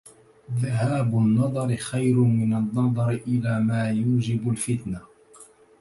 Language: Arabic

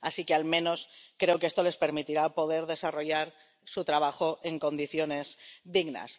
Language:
Spanish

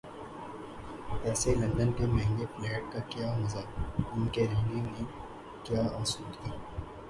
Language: Urdu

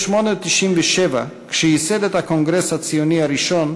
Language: Hebrew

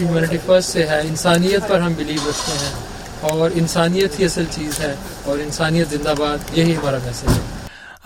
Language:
Urdu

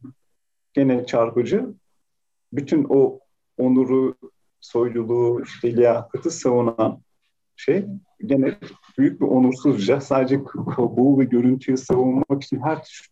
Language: Turkish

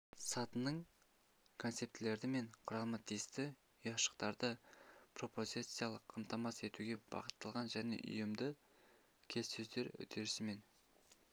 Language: Kazakh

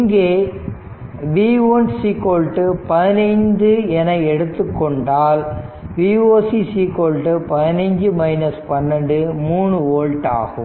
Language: Tamil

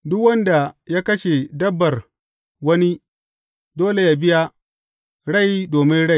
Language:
Hausa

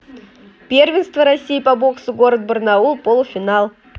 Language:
Russian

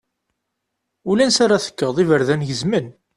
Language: Kabyle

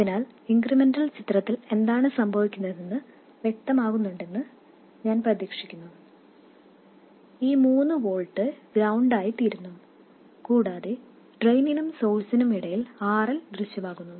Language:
Malayalam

